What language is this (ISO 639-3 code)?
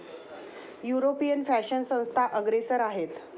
mar